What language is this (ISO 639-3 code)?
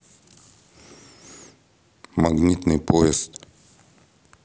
rus